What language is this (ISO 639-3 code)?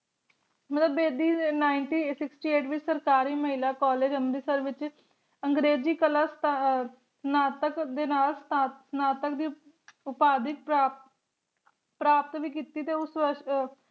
pan